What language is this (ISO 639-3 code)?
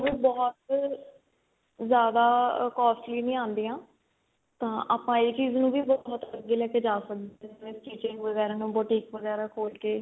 pan